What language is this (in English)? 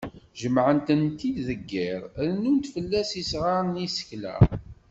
Kabyle